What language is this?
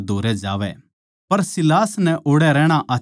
Haryanvi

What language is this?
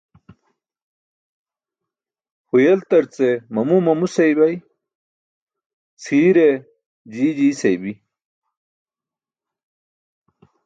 Burushaski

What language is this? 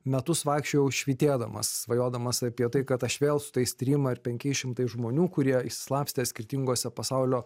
Lithuanian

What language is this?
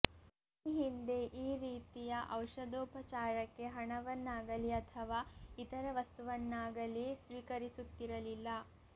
Kannada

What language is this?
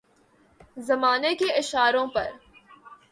Urdu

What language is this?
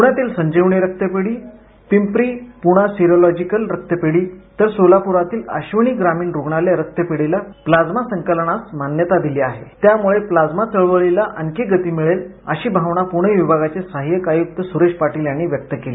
Marathi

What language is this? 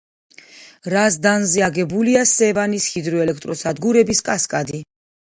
Georgian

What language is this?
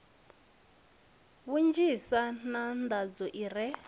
Venda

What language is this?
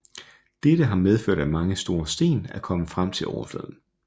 Danish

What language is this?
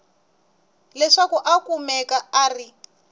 Tsonga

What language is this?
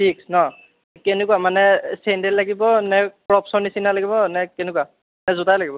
Assamese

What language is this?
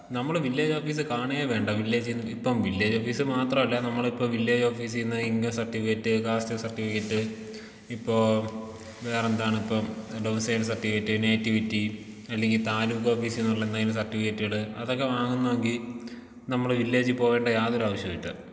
Malayalam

